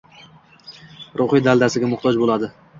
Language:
Uzbek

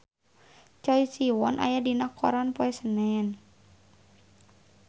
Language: Sundanese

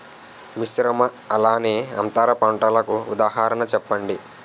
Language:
Telugu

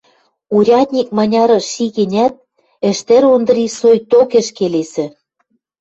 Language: Western Mari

